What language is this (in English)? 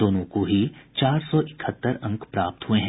Hindi